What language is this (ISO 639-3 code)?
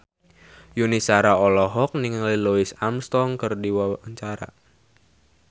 sun